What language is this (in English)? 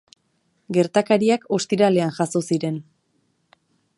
Basque